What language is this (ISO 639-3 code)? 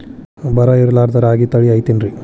kan